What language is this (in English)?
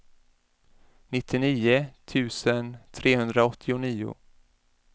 Swedish